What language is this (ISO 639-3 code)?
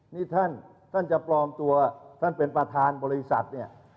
tha